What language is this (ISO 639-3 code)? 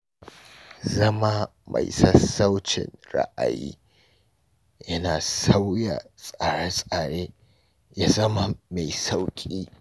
hau